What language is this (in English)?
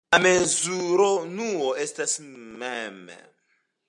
Esperanto